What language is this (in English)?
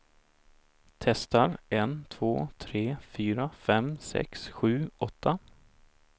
Swedish